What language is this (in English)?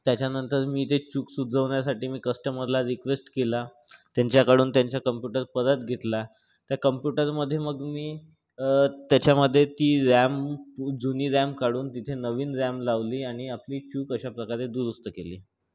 Marathi